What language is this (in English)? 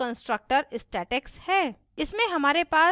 Hindi